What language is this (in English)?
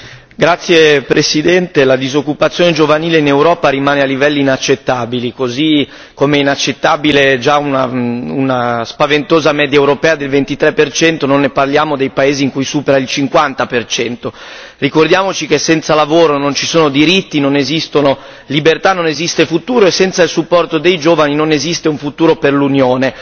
Italian